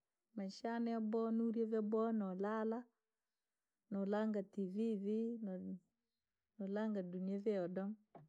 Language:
Langi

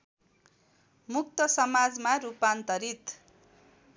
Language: Nepali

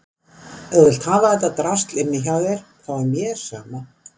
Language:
Icelandic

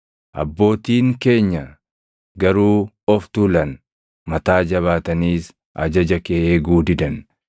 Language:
Oromo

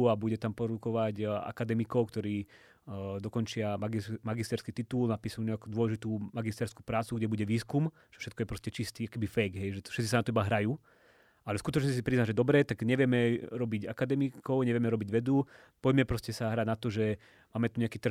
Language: Slovak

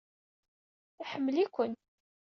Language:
Kabyle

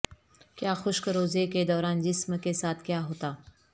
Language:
Urdu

